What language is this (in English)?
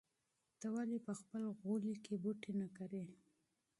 Pashto